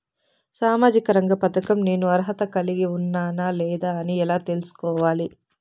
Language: Telugu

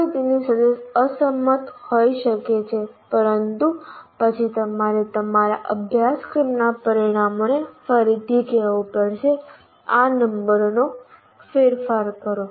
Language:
Gujarati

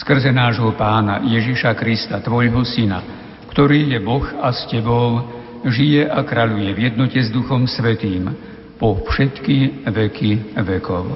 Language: Slovak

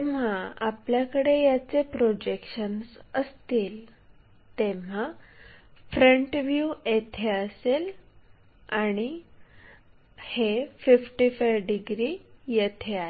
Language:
Marathi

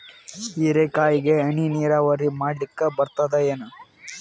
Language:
Kannada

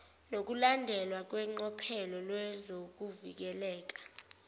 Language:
Zulu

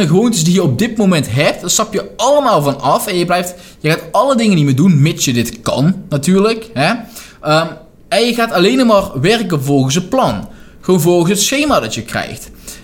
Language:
Dutch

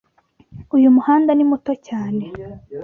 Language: Kinyarwanda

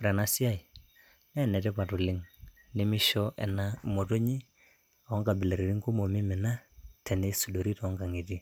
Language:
Masai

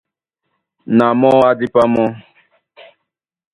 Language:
Duala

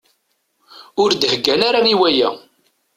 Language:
Kabyle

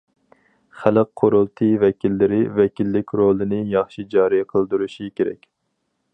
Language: Uyghur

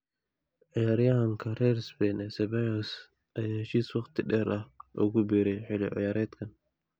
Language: Somali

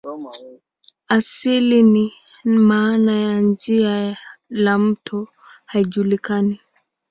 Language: Swahili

